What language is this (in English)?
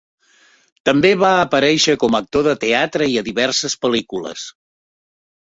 Catalan